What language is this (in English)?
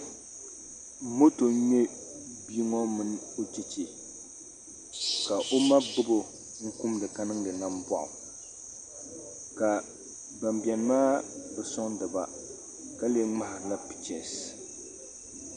Dagbani